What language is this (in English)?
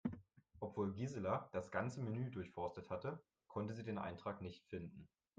German